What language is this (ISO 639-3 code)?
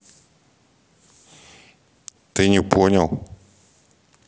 rus